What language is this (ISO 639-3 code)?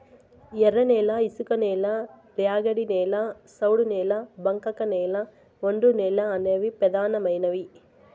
tel